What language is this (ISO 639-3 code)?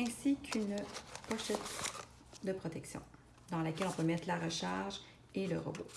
fra